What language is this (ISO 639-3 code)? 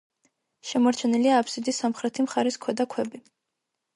kat